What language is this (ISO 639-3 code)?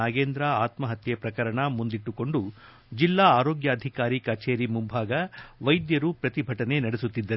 kan